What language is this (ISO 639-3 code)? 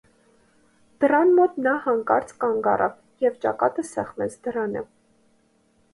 hye